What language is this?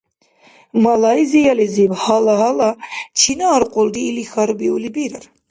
Dargwa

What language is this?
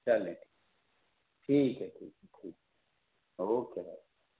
Urdu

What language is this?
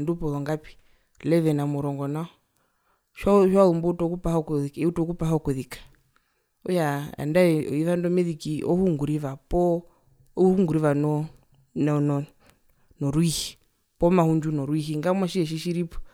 Herero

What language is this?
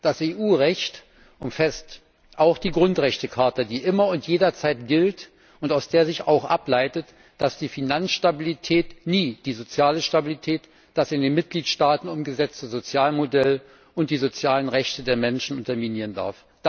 German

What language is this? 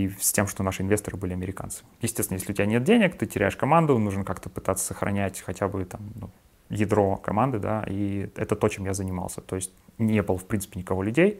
Russian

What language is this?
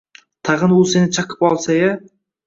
Uzbek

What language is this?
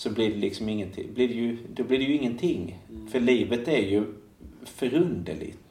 Swedish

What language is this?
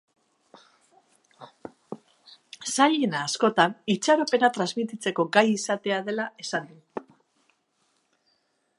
Basque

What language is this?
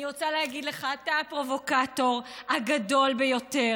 Hebrew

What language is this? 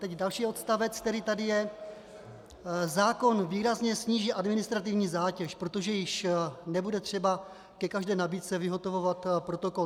Czech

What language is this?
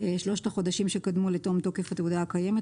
Hebrew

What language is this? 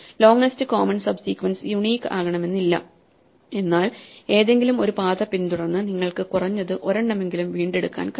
Malayalam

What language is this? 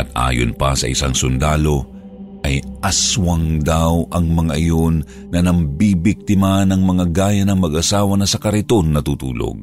Filipino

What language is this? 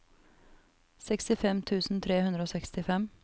Norwegian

